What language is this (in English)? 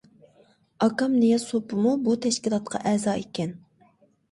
Uyghur